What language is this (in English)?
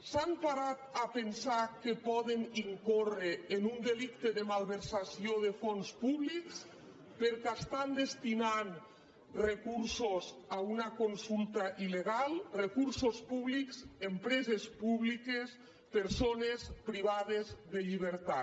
Catalan